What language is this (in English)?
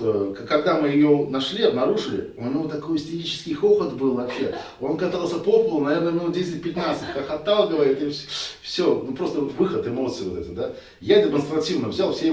Russian